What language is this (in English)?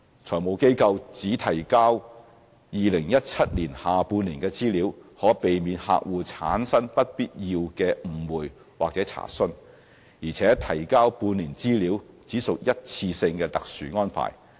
Cantonese